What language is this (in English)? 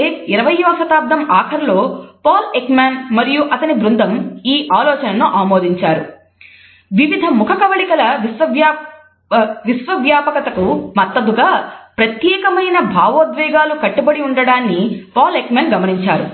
Telugu